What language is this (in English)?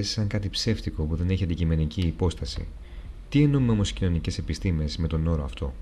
Greek